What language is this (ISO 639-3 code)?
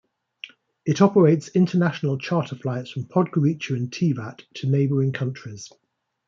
eng